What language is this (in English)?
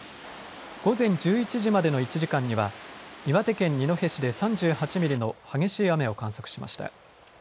Japanese